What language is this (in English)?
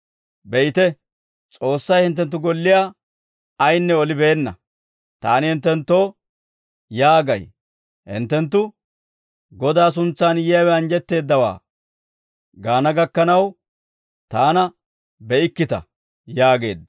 Dawro